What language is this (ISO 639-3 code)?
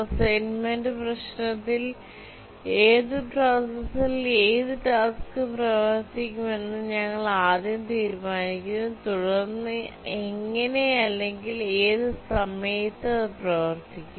mal